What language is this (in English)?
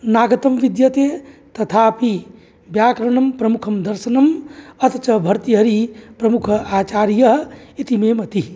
Sanskrit